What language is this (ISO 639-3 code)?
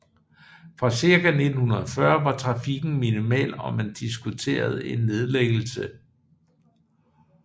dan